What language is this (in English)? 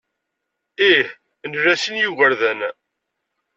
Kabyle